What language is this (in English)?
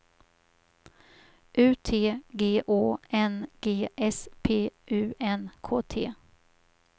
Swedish